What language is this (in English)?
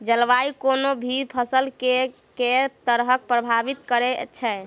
Maithili